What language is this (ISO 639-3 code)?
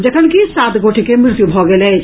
mai